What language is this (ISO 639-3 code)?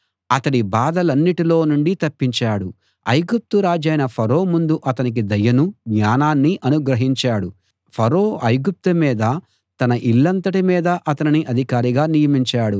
tel